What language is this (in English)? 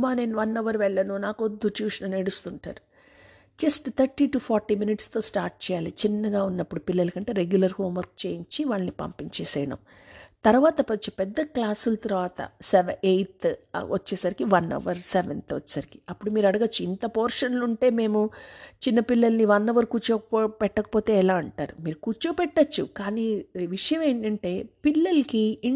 Telugu